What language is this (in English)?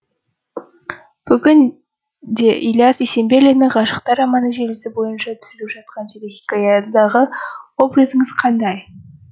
Kazakh